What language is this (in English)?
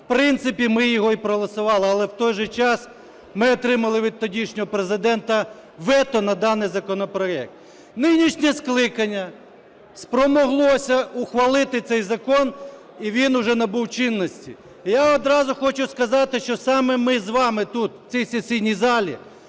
Ukrainian